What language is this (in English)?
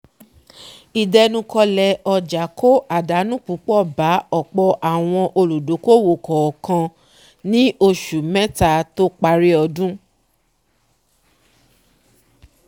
Yoruba